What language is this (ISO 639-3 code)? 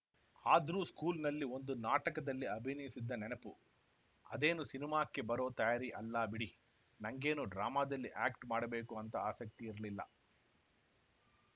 kan